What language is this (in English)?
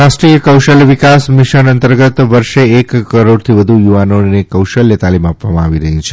Gujarati